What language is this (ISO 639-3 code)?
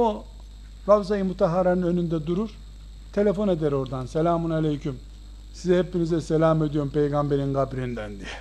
tur